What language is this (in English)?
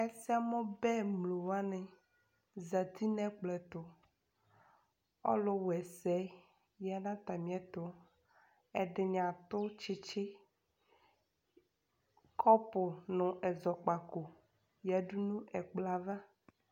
Ikposo